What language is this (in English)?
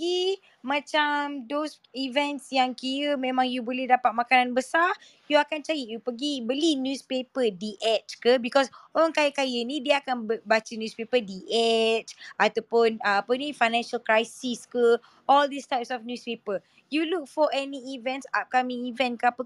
Malay